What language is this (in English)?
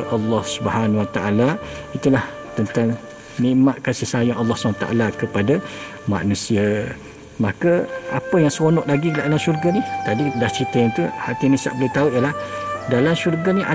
Malay